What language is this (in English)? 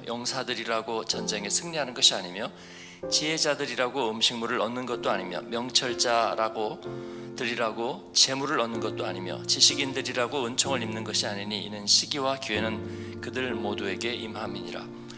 Korean